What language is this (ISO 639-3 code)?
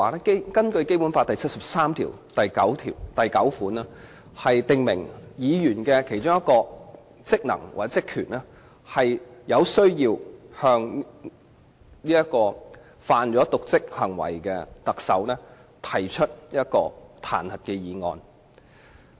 yue